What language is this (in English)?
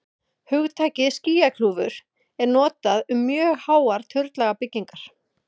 Icelandic